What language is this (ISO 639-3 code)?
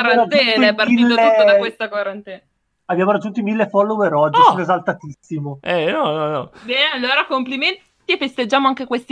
ita